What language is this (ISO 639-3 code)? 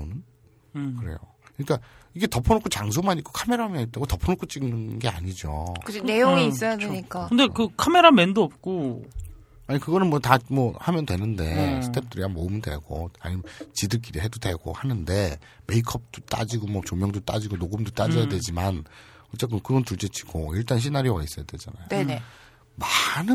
kor